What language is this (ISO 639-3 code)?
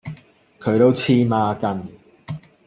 yue